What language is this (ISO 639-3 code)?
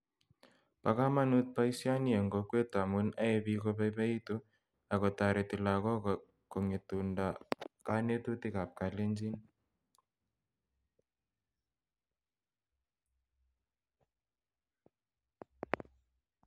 kln